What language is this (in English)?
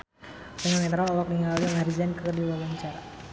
Sundanese